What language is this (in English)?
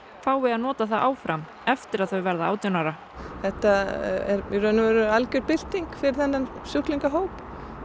Icelandic